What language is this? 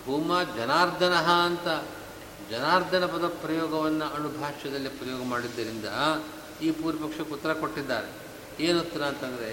Kannada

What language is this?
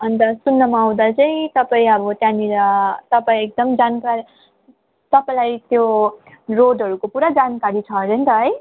Nepali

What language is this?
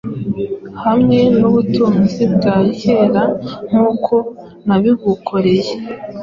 Kinyarwanda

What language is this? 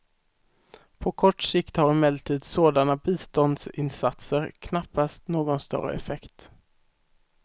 Swedish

